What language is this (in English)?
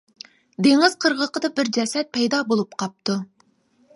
Uyghur